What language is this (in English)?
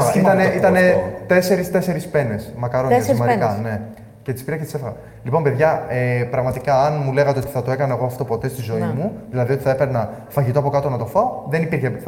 Greek